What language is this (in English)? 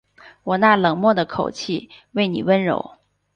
Chinese